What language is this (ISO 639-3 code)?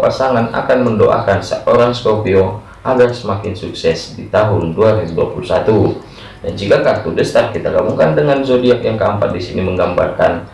ind